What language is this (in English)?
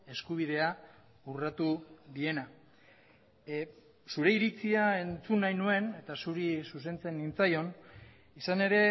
Basque